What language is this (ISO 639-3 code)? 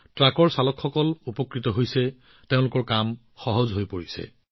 asm